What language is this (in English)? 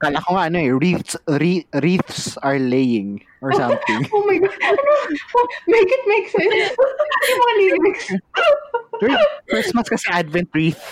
Filipino